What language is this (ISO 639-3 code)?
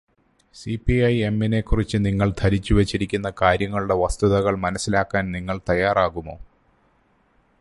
mal